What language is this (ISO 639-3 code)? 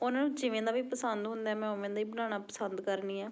pan